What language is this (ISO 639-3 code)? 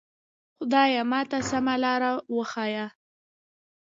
pus